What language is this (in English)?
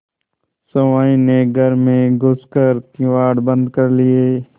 Hindi